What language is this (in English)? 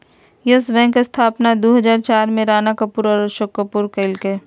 Magahi